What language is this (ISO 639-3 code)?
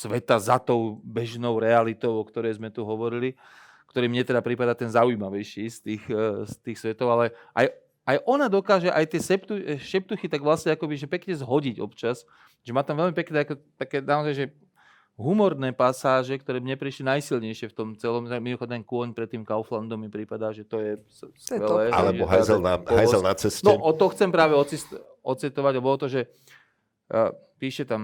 slk